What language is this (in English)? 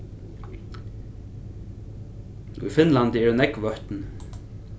Faroese